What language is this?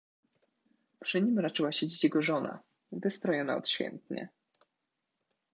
Polish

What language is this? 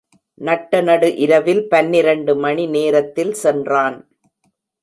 Tamil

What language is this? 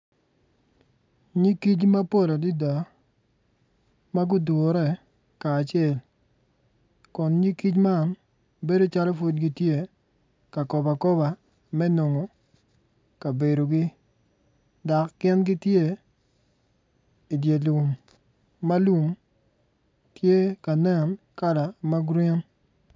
Acoli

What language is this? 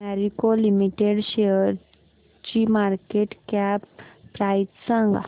Marathi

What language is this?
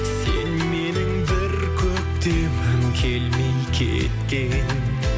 Kazakh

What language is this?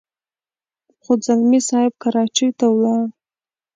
Pashto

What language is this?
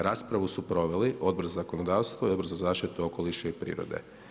Croatian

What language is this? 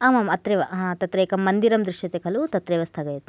Sanskrit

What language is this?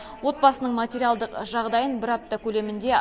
Kazakh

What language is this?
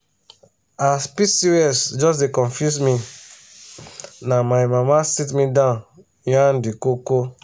Nigerian Pidgin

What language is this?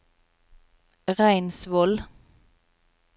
Norwegian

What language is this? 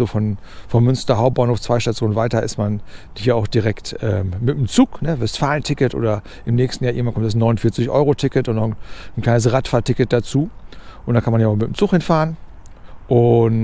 German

